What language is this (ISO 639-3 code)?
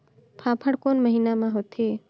hne